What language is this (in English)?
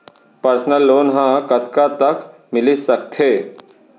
Chhattisgarhi